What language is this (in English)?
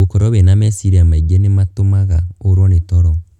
Kikuyu